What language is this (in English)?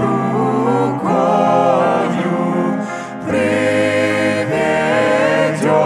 Romanian